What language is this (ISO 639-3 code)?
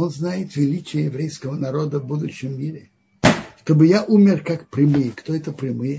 rus